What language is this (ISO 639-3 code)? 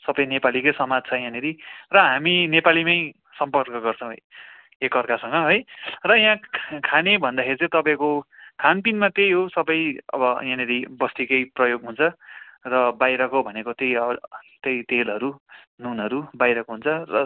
nep